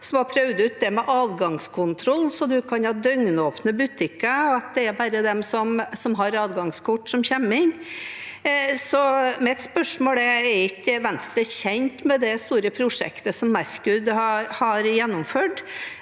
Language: Norwegian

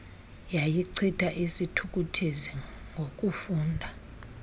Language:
Xhosa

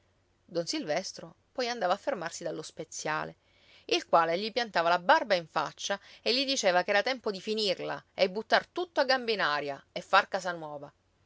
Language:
Italian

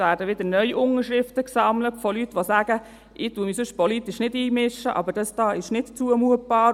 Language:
Swiss German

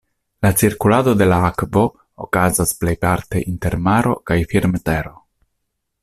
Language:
Esperanto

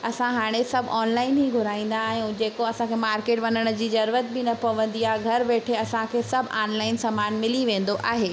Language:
Sindhi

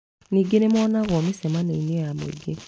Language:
Kikuyu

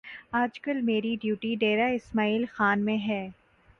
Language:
Urdu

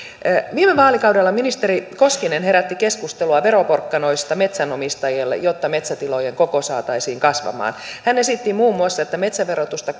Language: Finnish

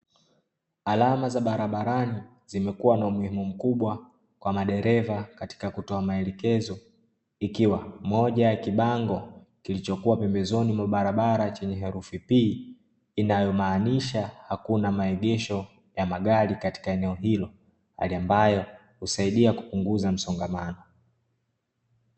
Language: Swahili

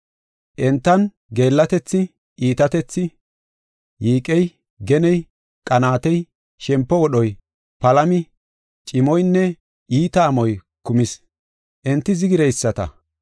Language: Gofa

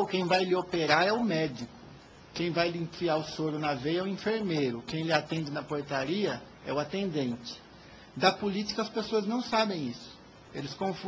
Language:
Portuguese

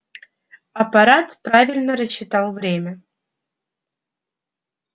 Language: Russian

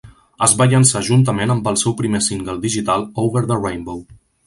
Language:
Catalan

